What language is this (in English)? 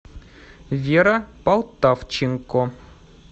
Russian